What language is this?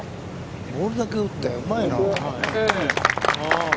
Japanese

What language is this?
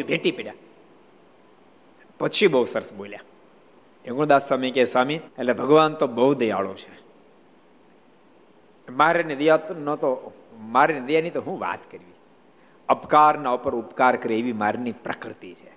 Gujarati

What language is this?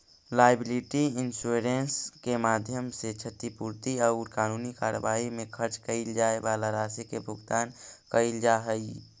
Magahi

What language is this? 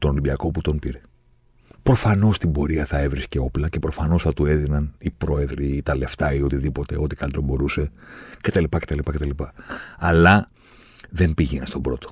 Greek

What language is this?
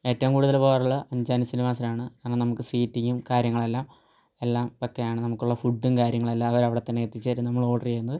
Malayalam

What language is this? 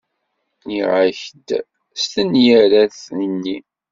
Kabyle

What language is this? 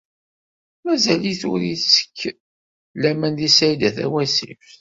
Kabyle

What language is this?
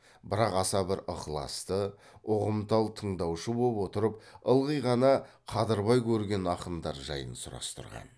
Kazakh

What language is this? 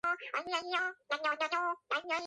Georgian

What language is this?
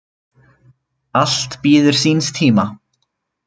Icelandic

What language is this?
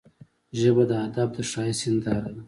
Pashto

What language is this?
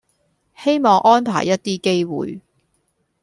Cantonese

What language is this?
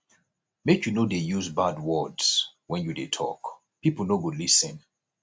Nigerian Pidgin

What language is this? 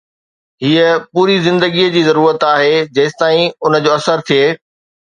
Sindhi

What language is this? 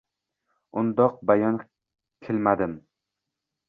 Uzbek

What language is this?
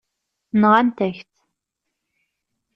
Kabyle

